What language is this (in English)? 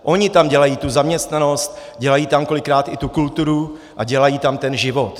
Czech